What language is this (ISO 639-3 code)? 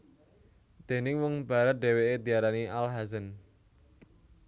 jav